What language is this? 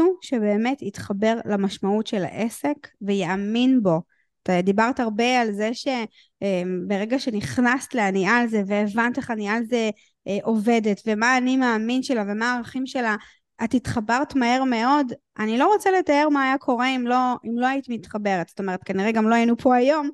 Hebrew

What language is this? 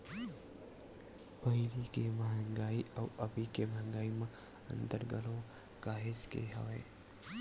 Chhattisgarhi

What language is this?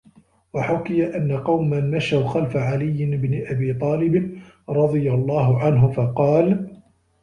Arabic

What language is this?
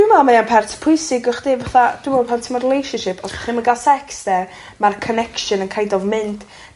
Welsh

